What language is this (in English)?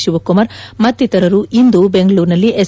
Kannada